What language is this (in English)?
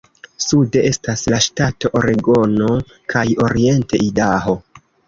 Esperanto